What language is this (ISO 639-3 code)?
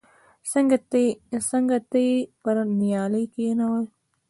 pus